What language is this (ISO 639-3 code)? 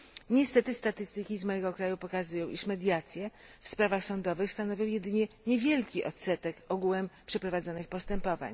pol